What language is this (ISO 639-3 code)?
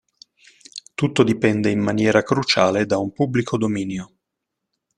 ita